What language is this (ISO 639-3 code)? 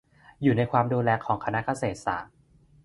tha